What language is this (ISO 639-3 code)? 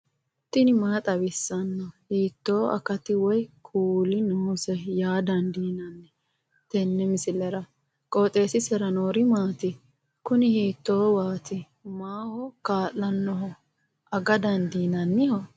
sid